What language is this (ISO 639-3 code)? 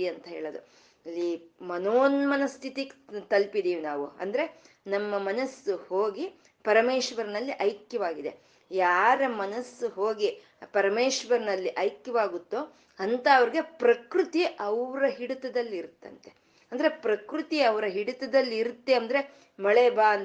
kan